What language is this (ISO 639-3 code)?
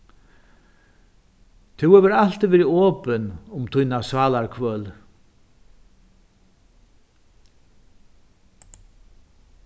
fao